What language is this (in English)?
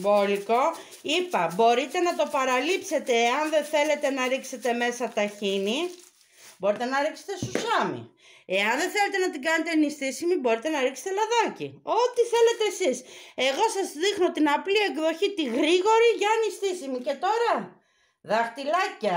Greek